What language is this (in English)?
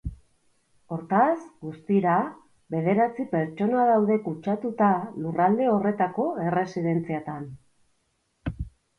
Basque